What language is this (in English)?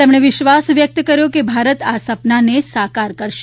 Gujarati